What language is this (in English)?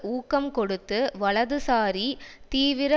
Tamil